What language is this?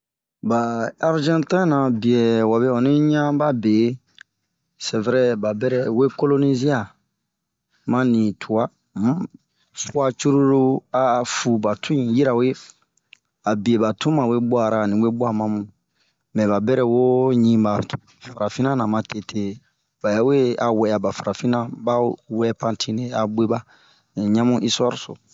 Bomu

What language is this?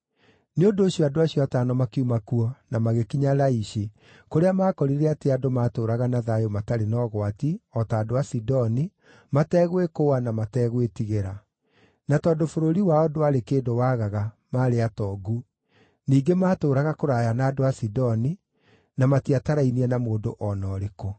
Kikuyu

